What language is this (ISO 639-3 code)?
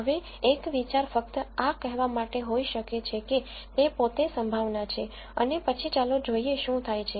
guj